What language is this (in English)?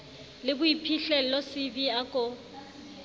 Southern Sotho